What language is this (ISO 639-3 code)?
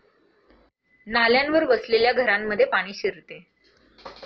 mar